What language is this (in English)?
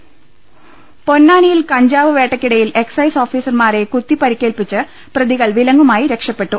Malayalam